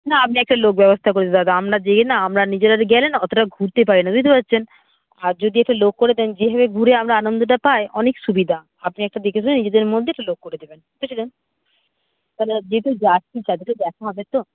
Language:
Bangla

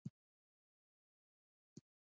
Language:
Pashto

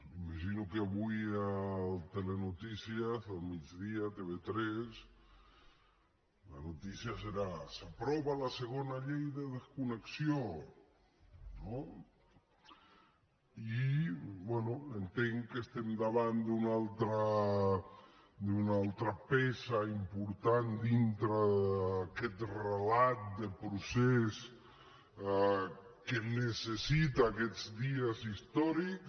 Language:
Catalan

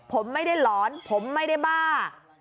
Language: Thai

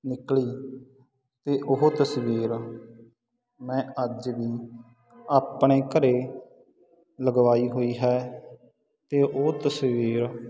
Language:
Punjabi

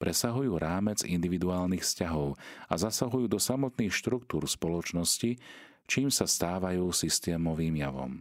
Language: Slovak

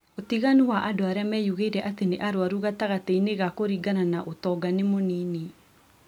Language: Kikuyu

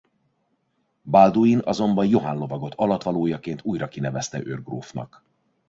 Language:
Hungarian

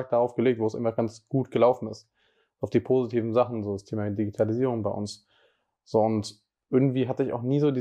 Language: German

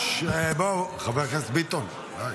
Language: Hebrew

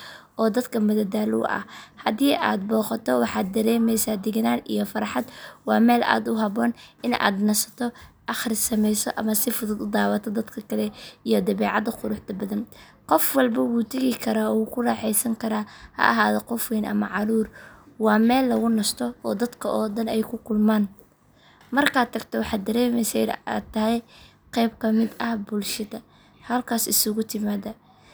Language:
Somali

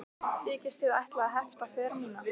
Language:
Icelandic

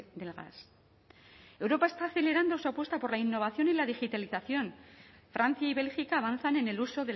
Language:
Spanish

